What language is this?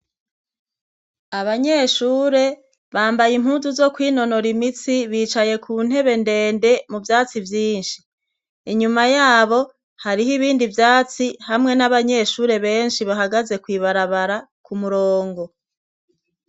Rundi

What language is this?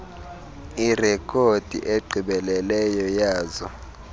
Xhosa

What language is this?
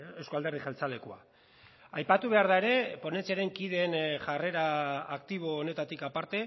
Basque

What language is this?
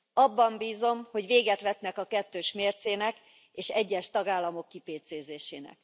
Hungarian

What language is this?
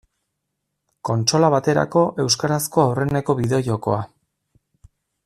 Basque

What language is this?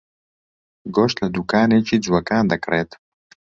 Central Kurdish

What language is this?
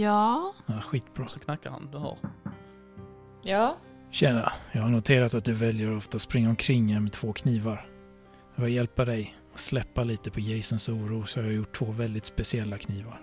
Swedish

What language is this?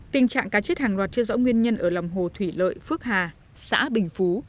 Vietnamese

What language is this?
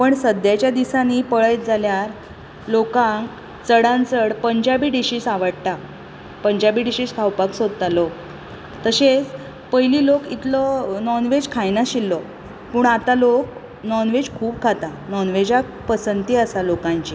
Konkani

